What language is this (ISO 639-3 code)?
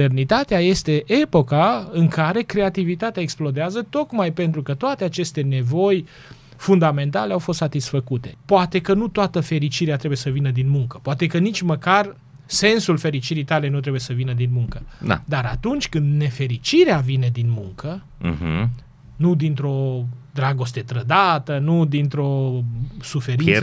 ron